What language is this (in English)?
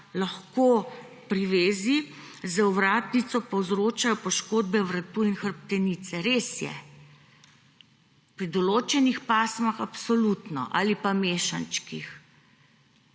Slovenian